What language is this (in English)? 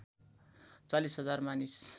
Nepali